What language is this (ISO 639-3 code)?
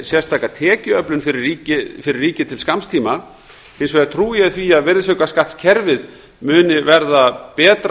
isl